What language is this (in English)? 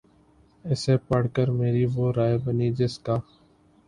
Urdu